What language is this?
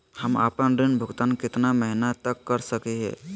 Magahi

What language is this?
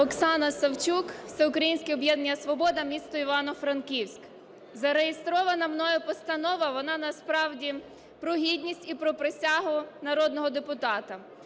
Ukrainian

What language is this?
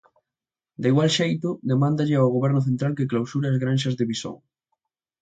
Galician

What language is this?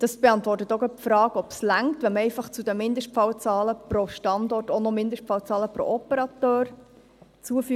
Swiss German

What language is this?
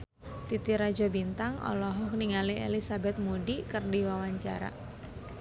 Sundanese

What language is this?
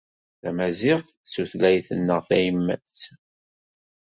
Kabyle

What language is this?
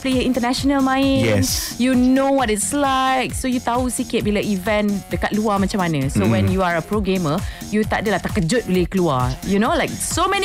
Malay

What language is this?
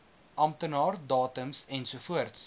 Afrikaans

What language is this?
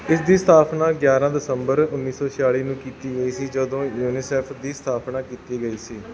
Punjabi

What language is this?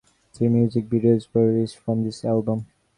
English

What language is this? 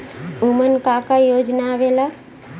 Bhojpuri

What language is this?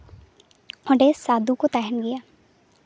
Santali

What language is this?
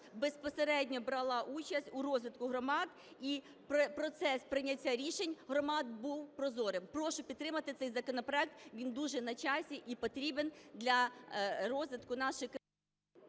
Ukrainian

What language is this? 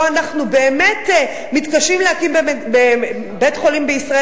Hebrew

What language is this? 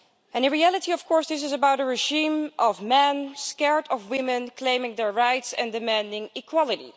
English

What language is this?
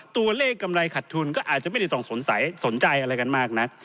Thai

